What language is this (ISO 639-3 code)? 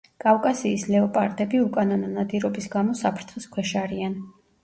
kat